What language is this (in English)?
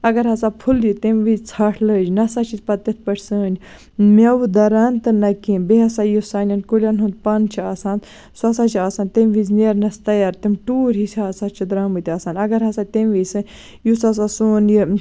Kashmiri